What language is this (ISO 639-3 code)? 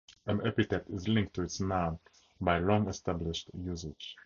eng